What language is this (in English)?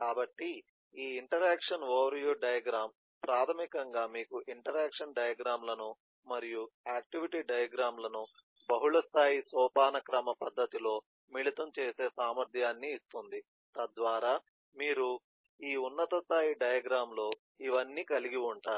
Telugu